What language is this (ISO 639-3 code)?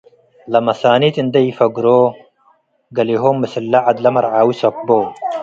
tig